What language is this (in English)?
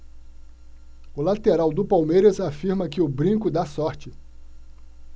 Portuguese